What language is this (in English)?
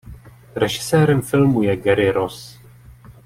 Czech